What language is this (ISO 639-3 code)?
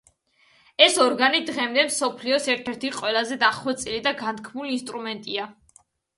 kat